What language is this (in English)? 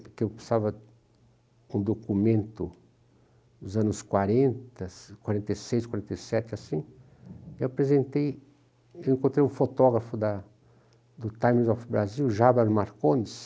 Portuguese